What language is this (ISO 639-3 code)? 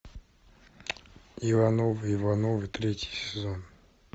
rus